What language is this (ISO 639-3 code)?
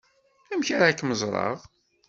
kab